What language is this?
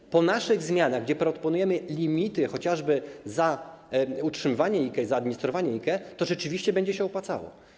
Polish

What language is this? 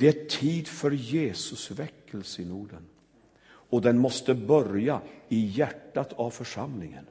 Swedish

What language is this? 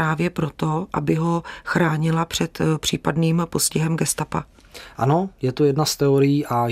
Czech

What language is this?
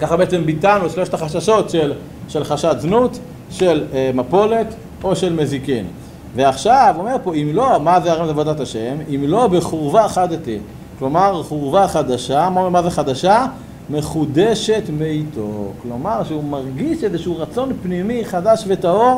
Hebrew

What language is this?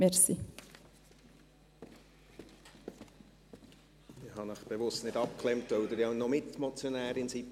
Swiss German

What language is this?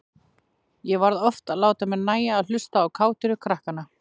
Icelandic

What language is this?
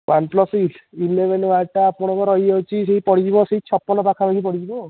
Odia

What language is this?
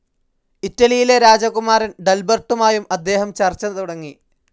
Malayalam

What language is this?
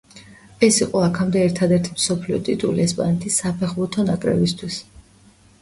Georgian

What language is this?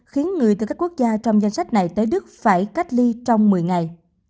Vietnamese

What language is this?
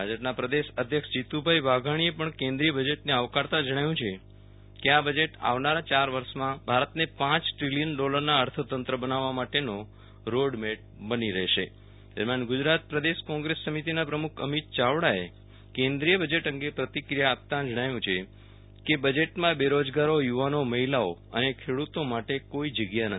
Gujarati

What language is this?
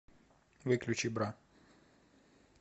Russian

